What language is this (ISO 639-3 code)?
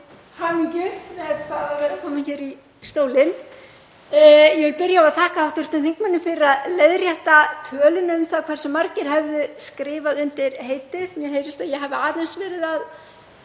isl